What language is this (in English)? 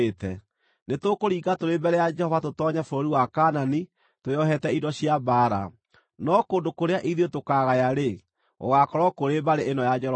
Kikuyu